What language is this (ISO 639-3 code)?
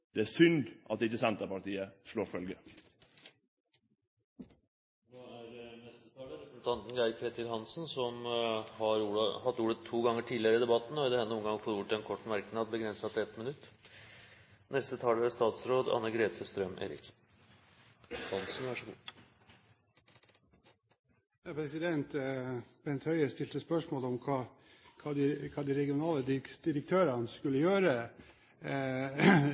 nor